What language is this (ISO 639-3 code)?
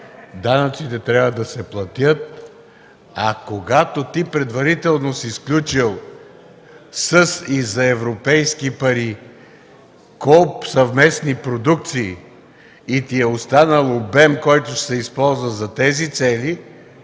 bul